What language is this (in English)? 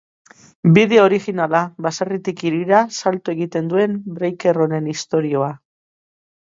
Basque